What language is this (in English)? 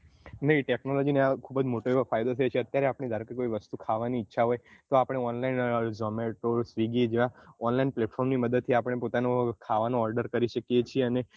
Gujarati